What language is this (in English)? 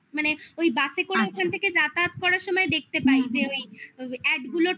Bangla